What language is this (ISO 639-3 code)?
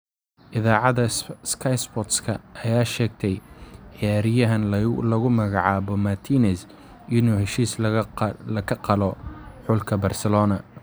som